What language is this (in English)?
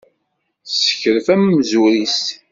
Kabyle